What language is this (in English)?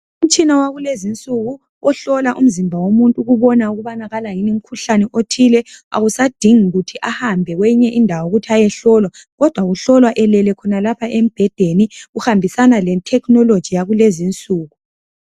North Ndebele